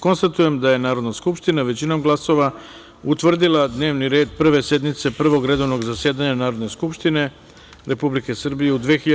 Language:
Serbian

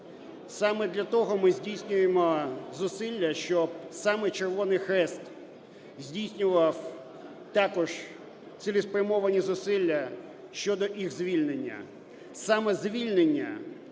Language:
Ukrainian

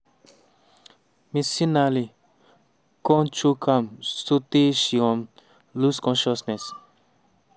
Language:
Nigerian Pidgin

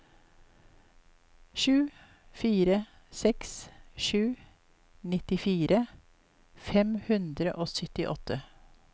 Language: Norwegian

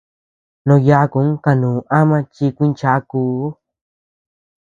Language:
Tepeuxila Cuicatec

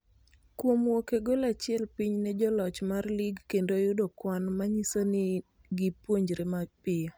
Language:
Luo (Kenya and Tanzania)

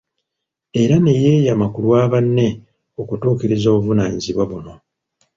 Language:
Ganda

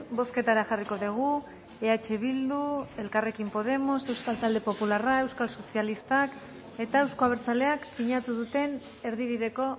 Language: Basque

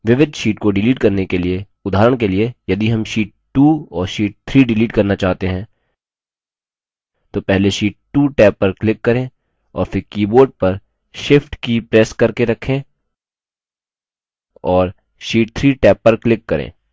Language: Hindi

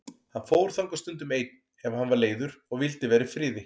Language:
Icelandic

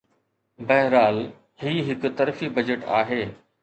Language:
Sindhi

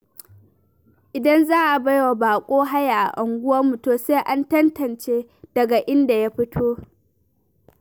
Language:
Hausa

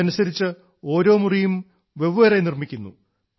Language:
Malayalam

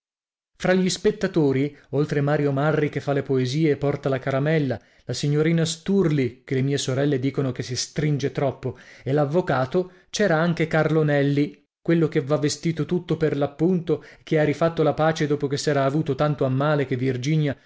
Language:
Italian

